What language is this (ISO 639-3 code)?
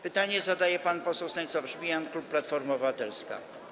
pol